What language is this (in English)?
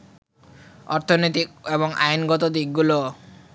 Bangla